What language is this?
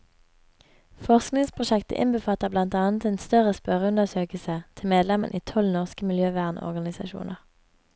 Norwegian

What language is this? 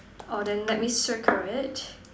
English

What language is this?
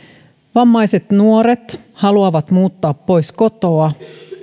Finnish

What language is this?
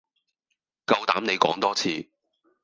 Cantonese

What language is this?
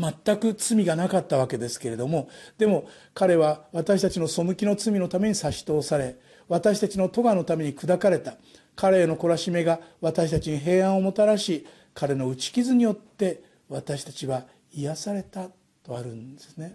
Japanese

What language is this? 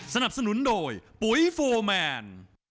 Thai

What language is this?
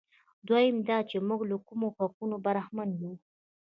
Pashto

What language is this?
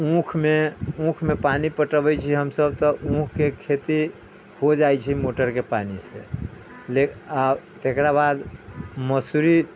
Maithili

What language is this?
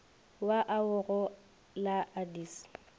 Northern Sotho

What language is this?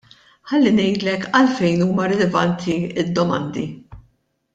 Maltese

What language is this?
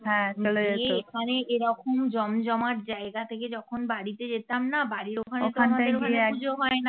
Bangla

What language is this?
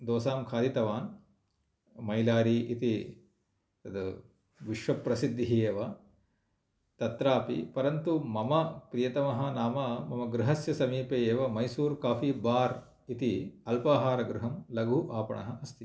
Sanskrit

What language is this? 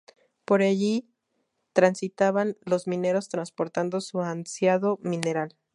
Spanish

